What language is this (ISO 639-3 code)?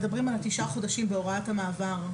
heb